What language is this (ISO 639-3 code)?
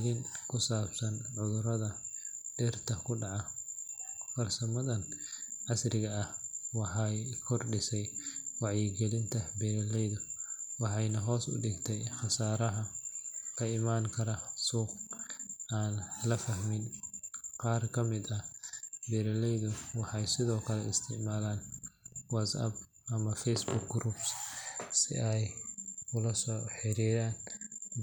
som